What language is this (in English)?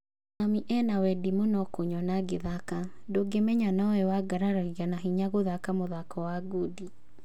Kikuyu